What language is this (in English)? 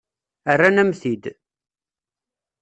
Kabyle